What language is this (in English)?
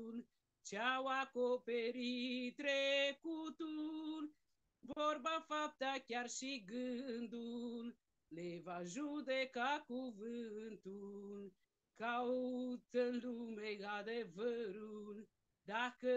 Romanian